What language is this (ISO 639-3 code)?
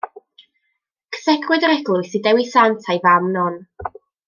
cym